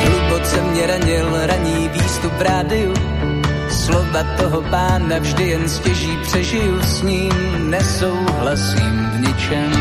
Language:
Slovak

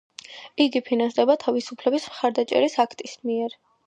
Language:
Georgian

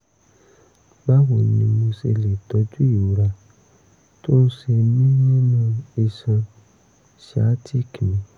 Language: Yoruba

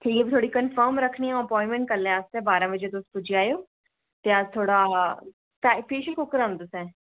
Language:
Dogri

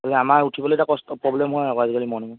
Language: Assamese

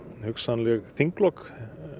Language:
Icelandic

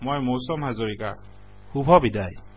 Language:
Assamese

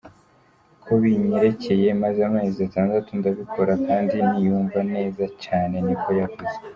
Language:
Kinyarwanda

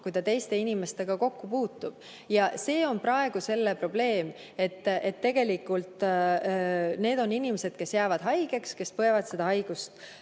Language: Estonian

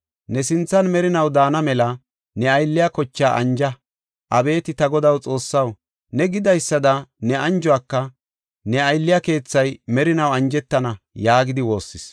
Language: Gofa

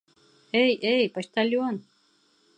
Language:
Bashkir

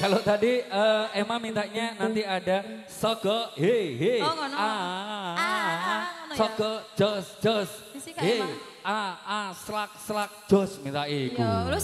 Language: Indonesian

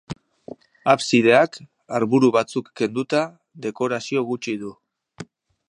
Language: Basque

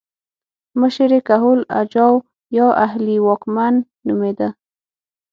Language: Pashto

